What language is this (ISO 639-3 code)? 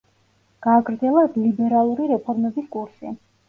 kat